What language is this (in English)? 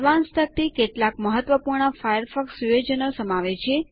Gujarati